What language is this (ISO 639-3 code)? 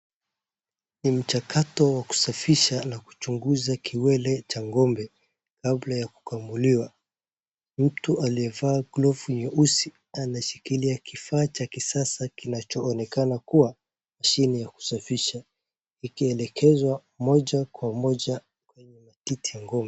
swa